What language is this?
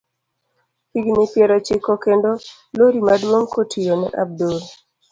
Luo (Kenya and Tanzania)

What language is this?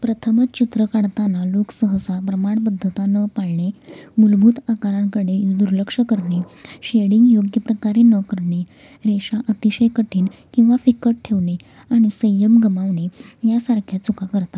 Marathi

